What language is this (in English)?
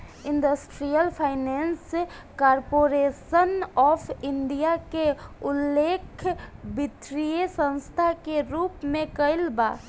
Bhojpuri